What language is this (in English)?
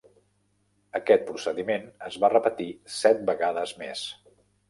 Catalan